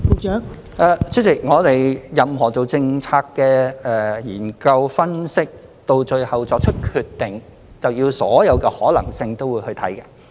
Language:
Cantonese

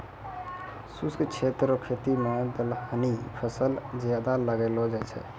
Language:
Maithili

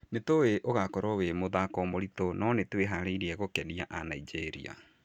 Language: Kikuyu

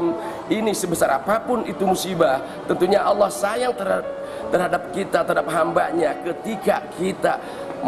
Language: Indonesian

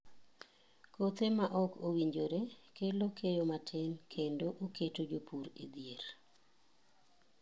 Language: Luo (Kenya and Tanzania)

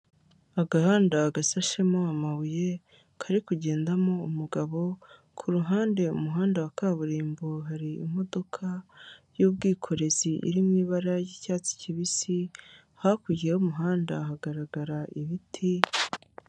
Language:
Kinyarwanda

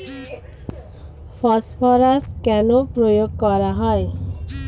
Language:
Bangla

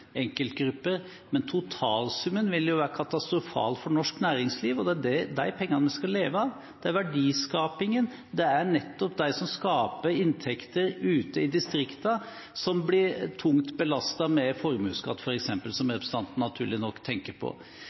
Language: Norwegian Bokmål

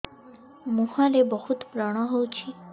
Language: Odia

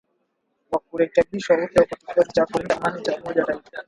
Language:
Swahili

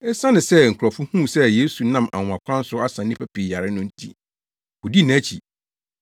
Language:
Akan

